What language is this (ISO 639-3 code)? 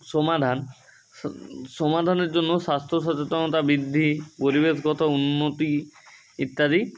ben